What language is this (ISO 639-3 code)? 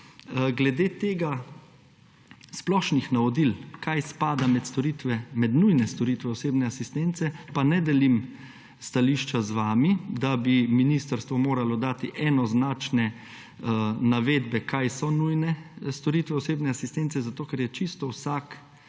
slv